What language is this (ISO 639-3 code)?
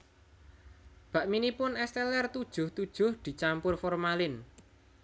jav